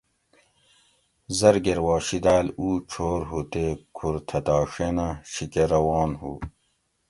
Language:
Gawri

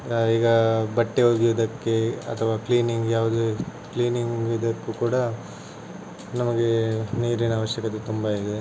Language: Kannada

